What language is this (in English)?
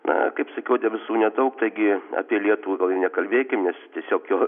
Lithuanian